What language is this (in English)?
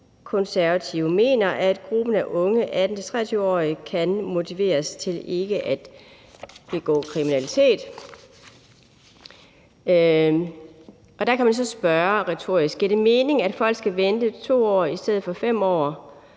Danish